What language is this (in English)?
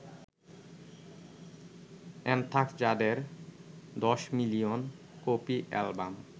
Bangla